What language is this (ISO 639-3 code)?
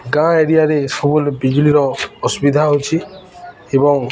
ori